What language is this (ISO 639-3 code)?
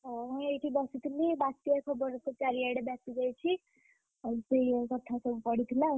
ori